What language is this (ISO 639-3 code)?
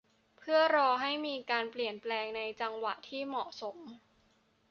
tha